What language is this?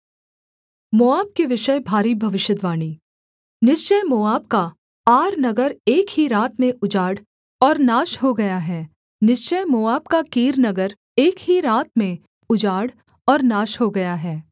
Hindi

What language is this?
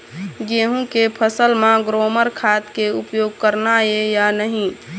Chhattisgarhi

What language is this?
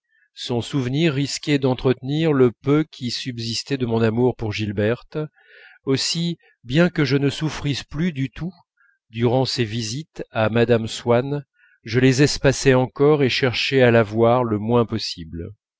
French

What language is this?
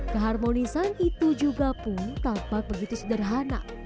Indonesian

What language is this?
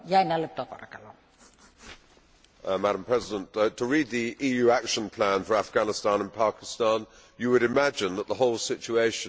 English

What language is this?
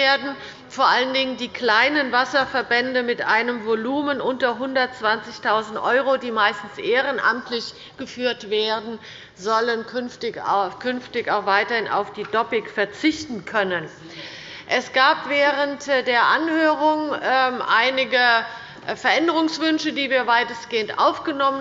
German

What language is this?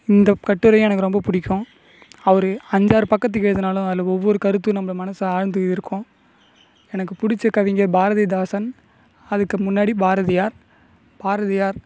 Tamil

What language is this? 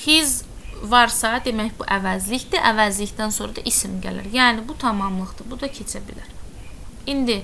Turkish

